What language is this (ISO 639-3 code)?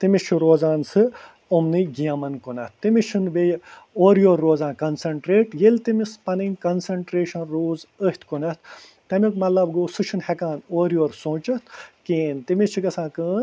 kas